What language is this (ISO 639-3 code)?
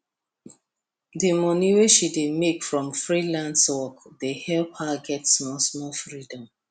pcm